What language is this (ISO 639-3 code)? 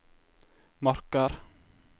nor